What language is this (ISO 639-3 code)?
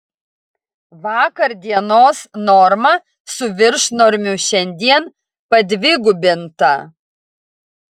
lit